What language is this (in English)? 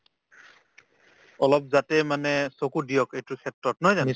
Assamese